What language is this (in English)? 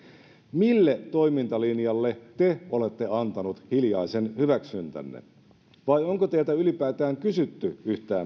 Finnish